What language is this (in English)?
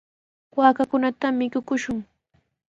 Sihuas Ancash Quechua